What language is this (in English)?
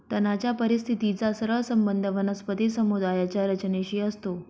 Marathi